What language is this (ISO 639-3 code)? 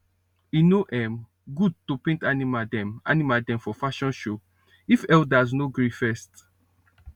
pcm